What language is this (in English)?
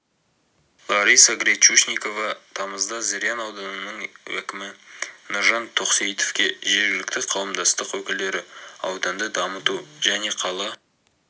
Kazakh